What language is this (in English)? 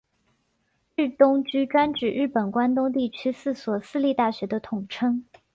Chinese